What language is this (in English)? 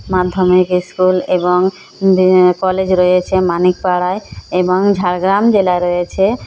Bangla